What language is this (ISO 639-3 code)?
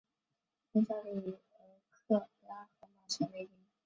zho